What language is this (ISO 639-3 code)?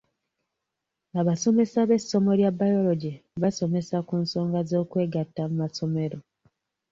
lug